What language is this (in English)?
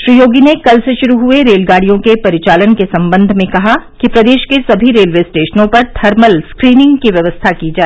Hindi